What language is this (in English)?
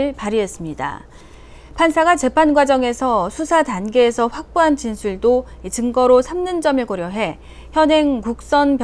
Korean